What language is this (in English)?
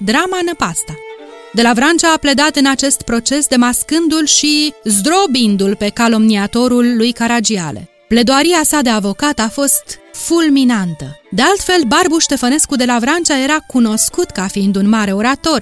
Romanian